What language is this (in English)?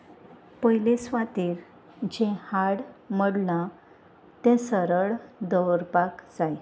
Konkani